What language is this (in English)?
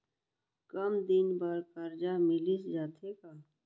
Chhattisgarhi